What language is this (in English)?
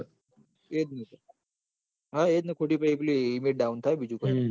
Gujarati